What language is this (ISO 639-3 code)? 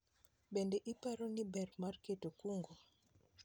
luo